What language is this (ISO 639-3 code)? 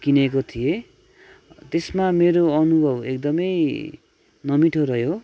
nep